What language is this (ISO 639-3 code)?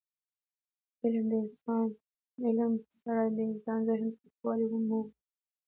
pus